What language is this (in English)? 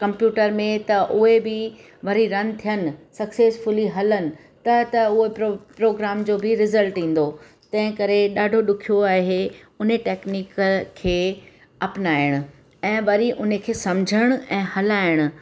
Sindhi